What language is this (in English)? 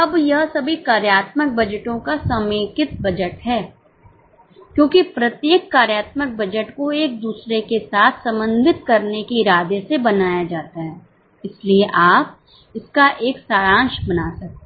Hindi